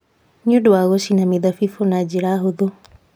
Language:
Kikuyu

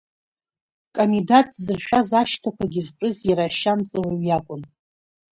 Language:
Abkhazian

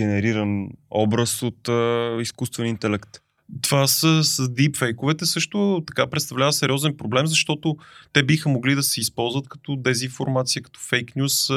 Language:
Bulgarian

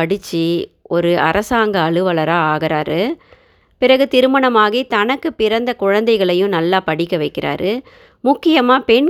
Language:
Tamil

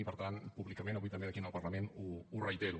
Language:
Catalan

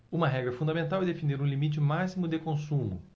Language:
Portuguese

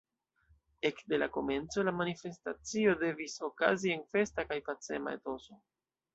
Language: Esperanto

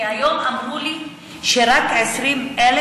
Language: Hebrew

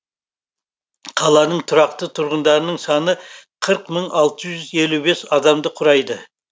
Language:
Kazakh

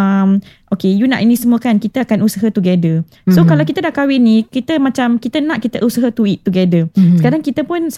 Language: Malay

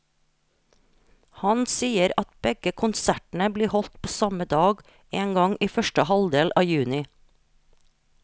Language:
Norwegian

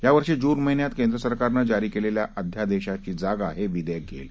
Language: Marathi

